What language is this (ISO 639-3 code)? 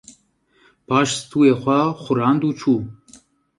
kur